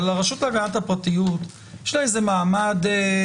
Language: Hebrew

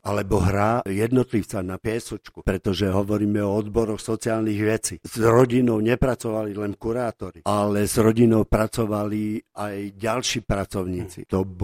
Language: Slovak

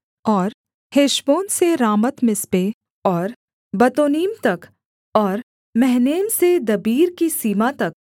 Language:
Hindi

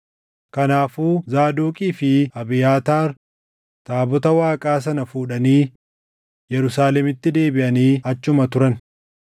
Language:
Oromo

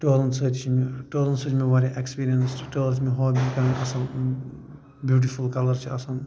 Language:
Kashmiri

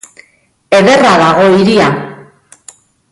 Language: Basque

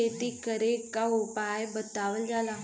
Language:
Bhojpuri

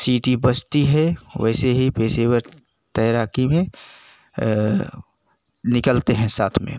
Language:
Hindi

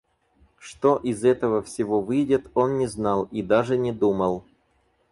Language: Russian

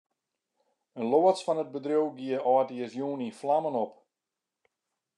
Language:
Western Frisian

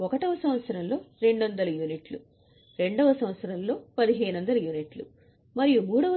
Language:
Telugu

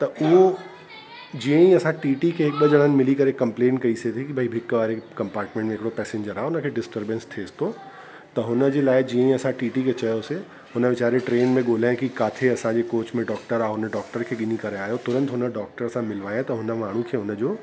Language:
Sindhi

